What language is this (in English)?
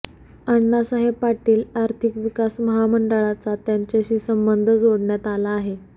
Marathi